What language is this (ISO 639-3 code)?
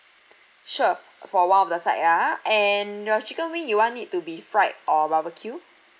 eng